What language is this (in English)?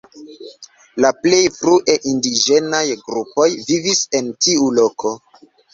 Esperanto